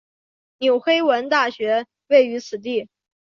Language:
Chinese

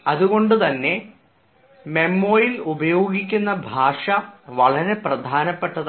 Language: Malayalam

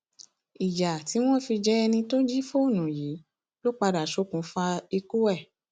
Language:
Yoruba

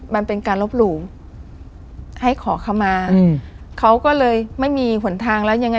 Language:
Thai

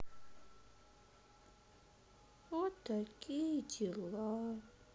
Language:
Russian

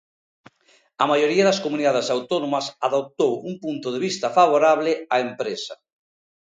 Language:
Galician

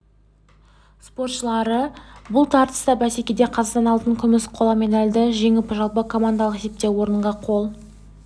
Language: Kazakh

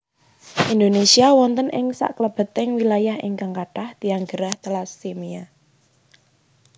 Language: Javanese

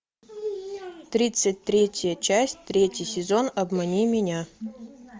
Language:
Russian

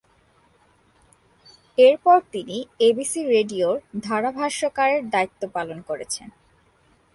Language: Bangla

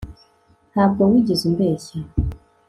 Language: Kinyarwanda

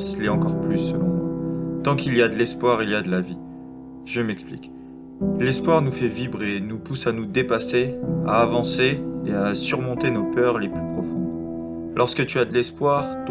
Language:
French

